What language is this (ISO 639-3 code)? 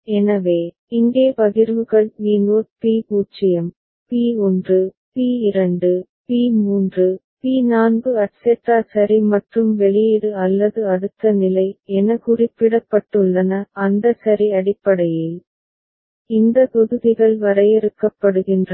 tam